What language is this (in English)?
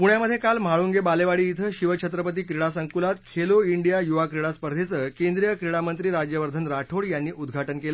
Marathi